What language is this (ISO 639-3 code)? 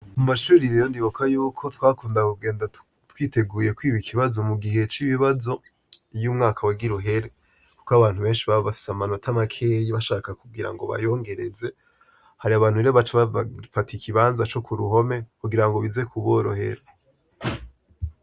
run